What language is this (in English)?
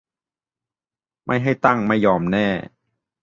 Thai